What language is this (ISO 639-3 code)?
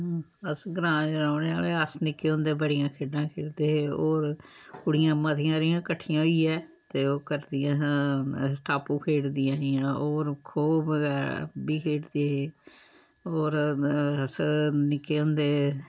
doi